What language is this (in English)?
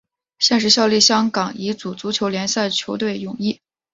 Chinese